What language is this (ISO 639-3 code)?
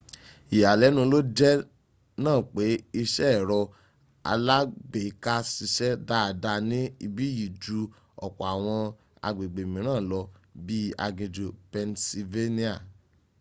yor